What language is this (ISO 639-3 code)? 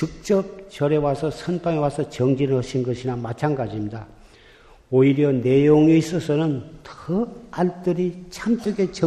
kor